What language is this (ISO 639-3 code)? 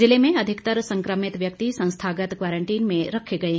hin